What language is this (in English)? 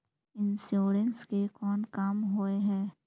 Magahi